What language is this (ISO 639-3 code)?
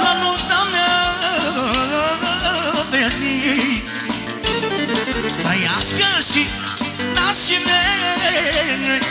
ara